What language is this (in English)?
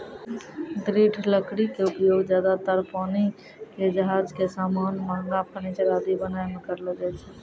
Maithili